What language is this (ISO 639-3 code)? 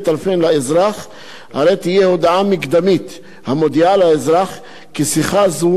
heb